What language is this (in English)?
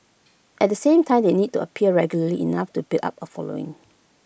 English